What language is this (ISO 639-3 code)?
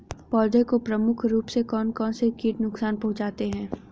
hin